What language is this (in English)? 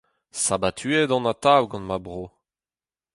Breton